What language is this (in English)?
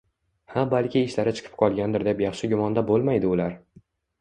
Uzbek